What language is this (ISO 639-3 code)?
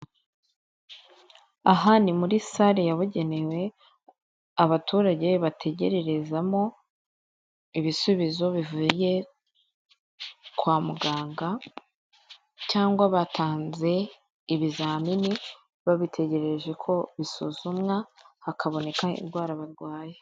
kin